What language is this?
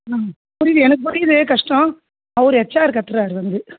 Tamil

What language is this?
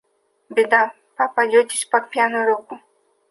Russian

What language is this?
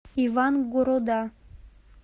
Russian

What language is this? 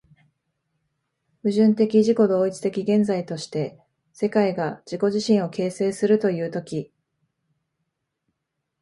Japanese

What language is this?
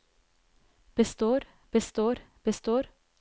Norwegian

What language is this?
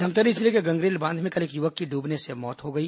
Hindi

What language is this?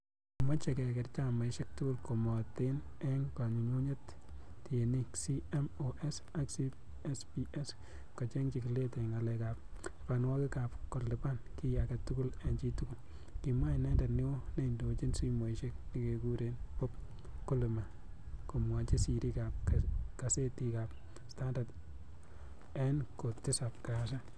Kalenjin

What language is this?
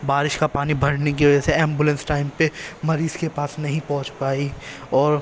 Urdu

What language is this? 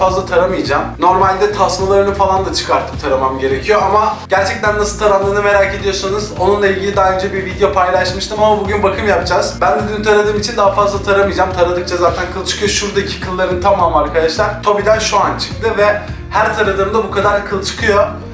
Turkish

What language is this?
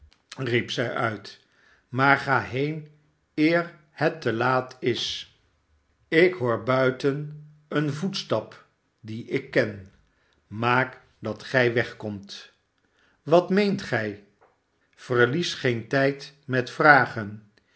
Dutch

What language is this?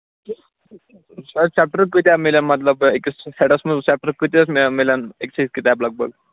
Kashmiri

